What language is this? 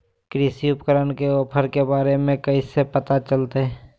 Magahi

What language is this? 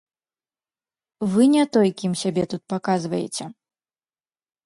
Belarusian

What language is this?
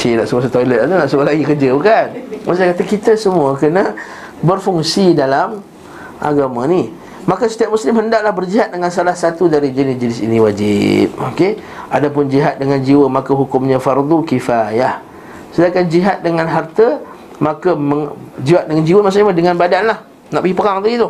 Malay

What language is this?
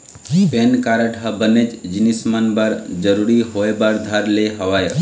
Chhattisgarhi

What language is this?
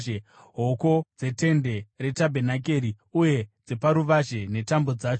Shona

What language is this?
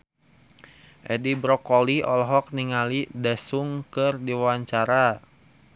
Sundanese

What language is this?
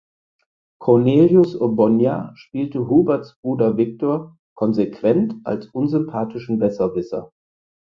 German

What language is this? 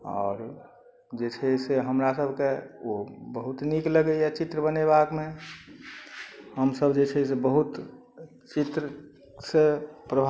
Maithili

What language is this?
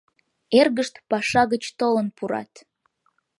Mari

